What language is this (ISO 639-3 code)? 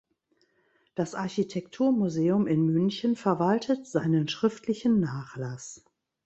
deu